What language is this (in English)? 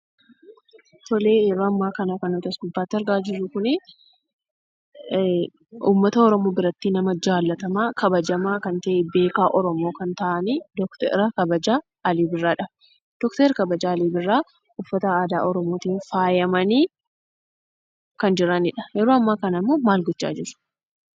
Oromo